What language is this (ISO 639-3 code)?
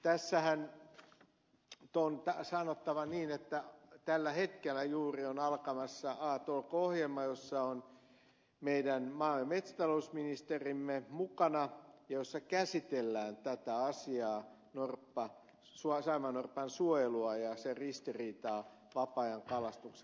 fin